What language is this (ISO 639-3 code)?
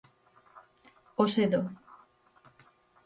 glg